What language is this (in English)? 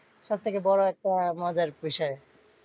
Bangla